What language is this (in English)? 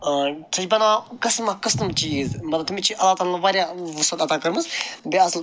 Kashmiri